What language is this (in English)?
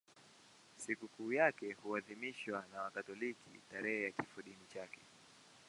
Swahili